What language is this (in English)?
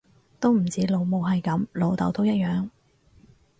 Cantonese